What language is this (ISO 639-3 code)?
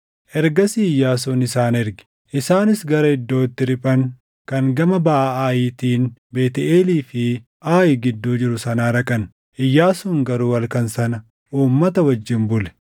orm